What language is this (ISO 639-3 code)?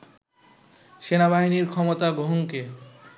ben